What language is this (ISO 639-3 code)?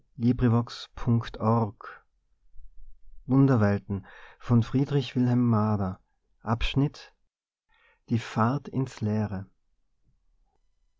deu